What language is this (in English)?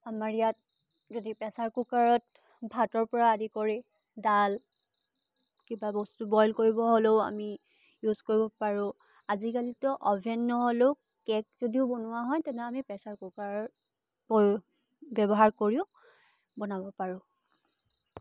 Assamese